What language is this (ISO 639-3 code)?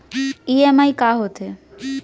hne